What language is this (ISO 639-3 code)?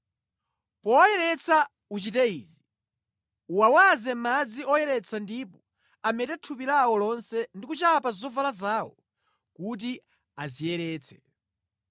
nya